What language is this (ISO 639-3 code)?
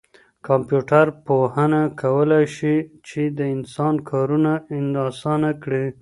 pus